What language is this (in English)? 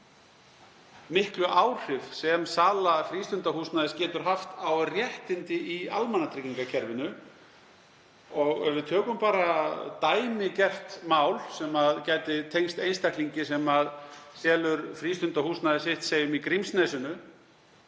Icelandic